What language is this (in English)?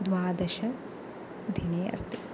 Sanskrit